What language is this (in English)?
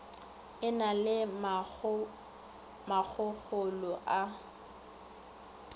Northern Sotho